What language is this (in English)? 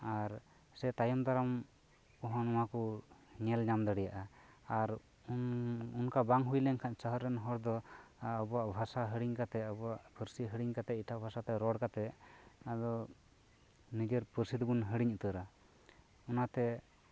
Santali